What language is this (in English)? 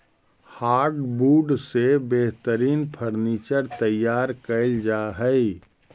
Magahi